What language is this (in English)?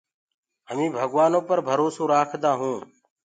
Gurgula